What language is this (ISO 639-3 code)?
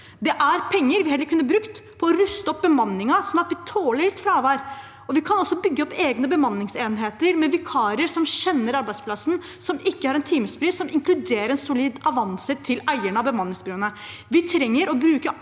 nor